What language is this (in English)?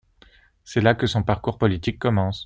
French